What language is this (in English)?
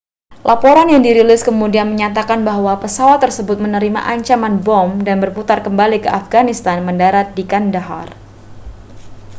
Indonesian